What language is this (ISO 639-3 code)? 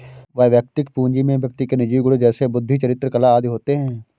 hin